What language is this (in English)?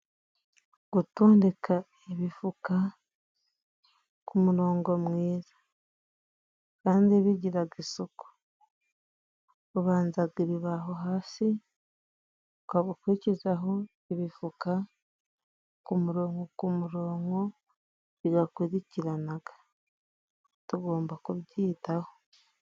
Kinyarwanda